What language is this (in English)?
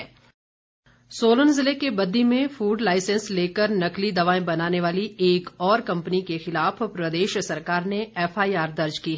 Hindi